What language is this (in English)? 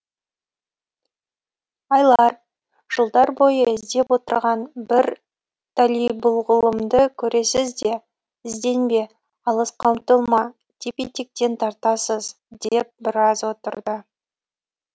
Kazakh